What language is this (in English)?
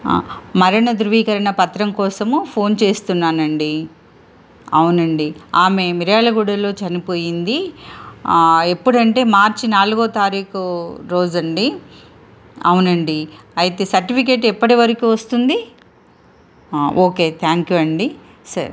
Telugu